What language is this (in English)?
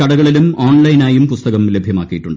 Malayalam